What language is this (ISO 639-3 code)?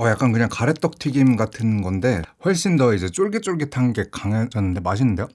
kor